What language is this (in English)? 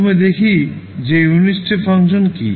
Bangla